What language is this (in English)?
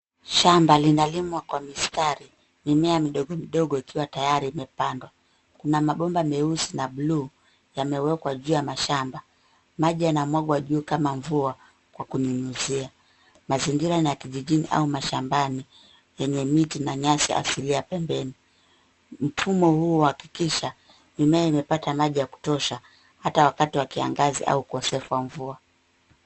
Swahili